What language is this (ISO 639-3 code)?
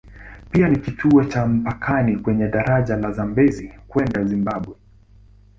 swa